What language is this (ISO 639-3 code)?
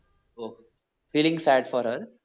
mal